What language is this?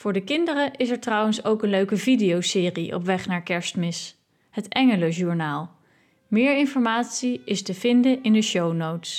Dutch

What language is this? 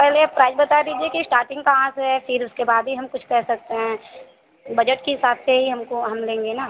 Hindi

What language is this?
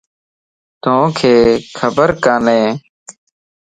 Lasi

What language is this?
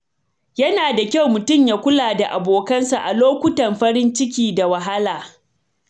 Hausa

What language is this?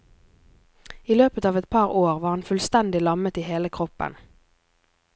Norwegian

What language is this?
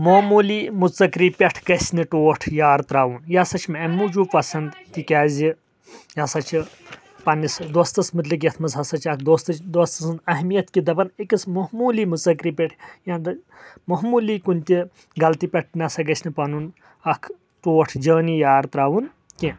Kashmiri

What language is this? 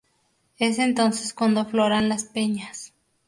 Spanish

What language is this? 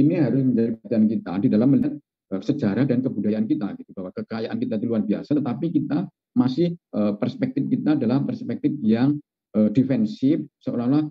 Indonesian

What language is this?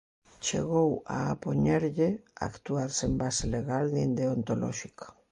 Galician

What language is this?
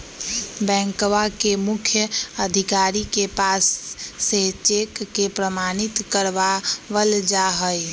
Magahi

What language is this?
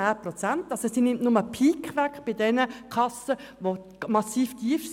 Swiss German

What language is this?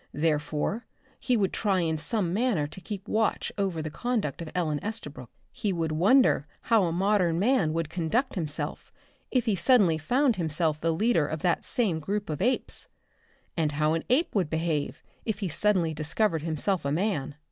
English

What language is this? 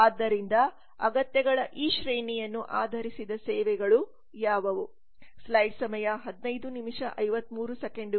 Kannada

